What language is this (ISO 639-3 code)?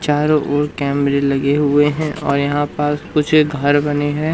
hin